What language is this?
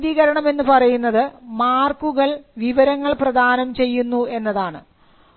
Malayalam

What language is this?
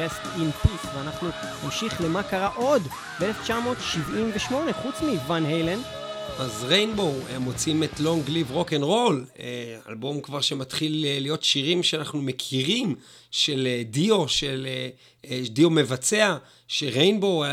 Hebrew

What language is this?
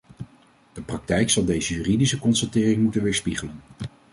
Dutch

